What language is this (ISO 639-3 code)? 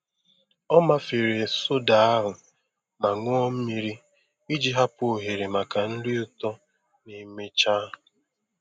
ibo